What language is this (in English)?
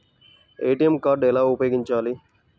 Telugu